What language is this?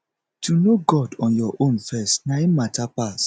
Nigerian Pidgin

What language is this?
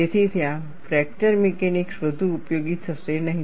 Gujarati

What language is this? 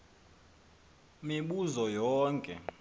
Xhosa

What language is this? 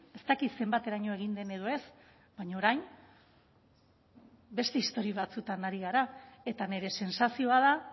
Basque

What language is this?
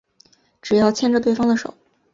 Chinese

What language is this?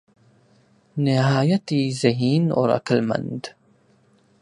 Urdu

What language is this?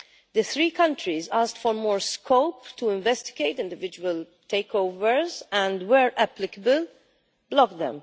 English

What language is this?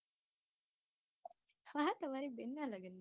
Gujarati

